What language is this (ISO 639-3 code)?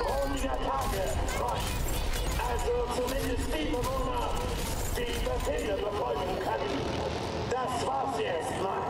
deu